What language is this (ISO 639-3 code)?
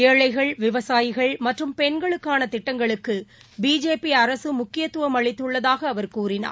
tam